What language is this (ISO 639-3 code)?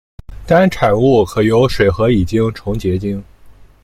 zho